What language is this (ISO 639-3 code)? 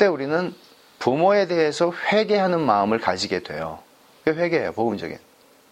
kor